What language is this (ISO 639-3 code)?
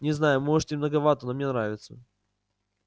rus